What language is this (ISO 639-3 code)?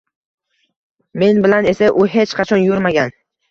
uzb